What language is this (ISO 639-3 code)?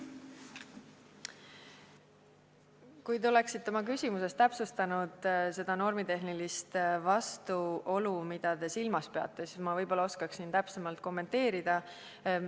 est